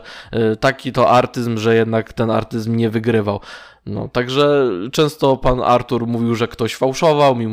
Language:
Polish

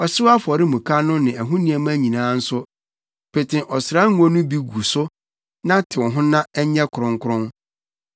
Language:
Akan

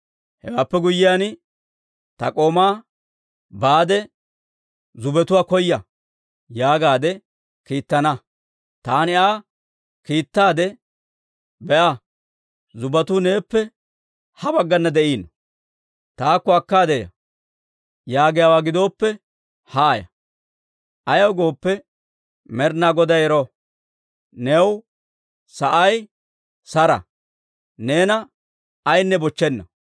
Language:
Dawro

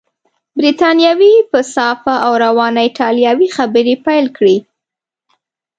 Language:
Pashto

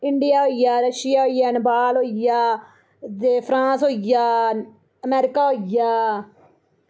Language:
Dogri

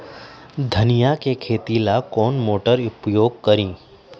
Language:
Magahi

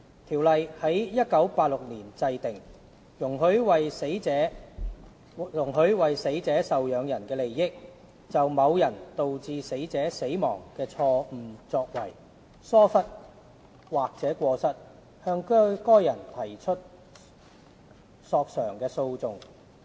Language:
Cantonese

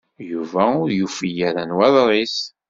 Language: Kabyle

